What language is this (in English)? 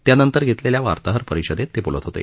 Marathi